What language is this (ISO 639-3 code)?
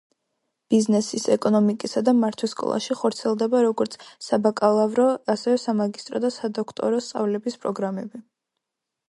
kat